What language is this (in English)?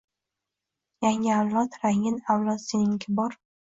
Uzbek